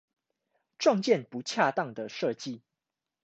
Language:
Chinese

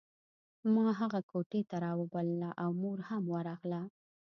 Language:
Pashto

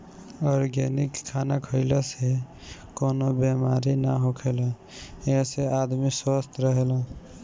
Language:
Bhojpuri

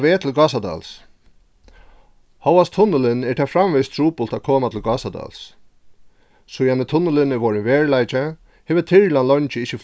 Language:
Faroese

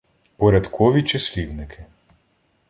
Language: Ukrainian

